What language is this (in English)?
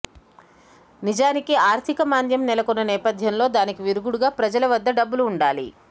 Telugu